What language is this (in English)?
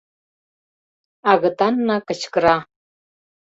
Mari